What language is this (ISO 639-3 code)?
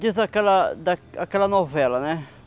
por